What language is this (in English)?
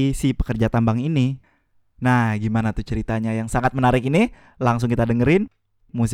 Indonesian